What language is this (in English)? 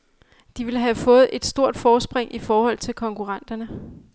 Danish